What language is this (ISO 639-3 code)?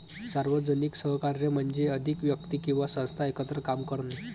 mar